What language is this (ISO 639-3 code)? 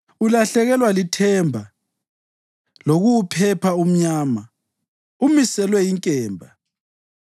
nde